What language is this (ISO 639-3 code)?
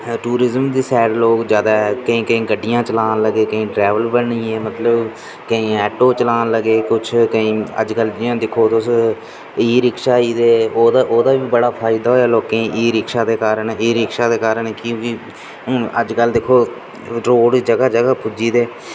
doi